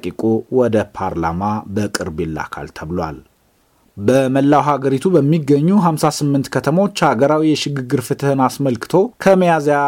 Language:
Amharic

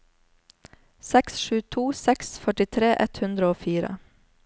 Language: Norwegian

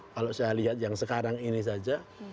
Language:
Indonesian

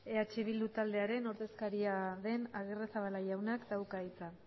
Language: Basque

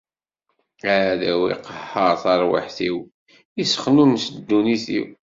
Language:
Kabyle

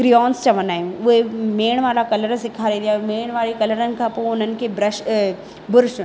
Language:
Sindhi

